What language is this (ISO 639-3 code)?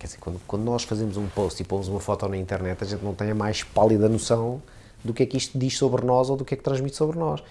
por